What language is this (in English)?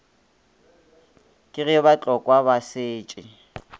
Northern Sotho